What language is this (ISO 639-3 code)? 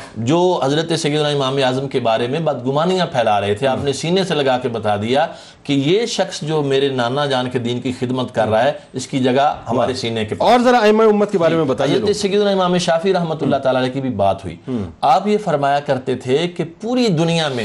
urd